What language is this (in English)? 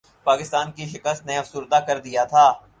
Urdu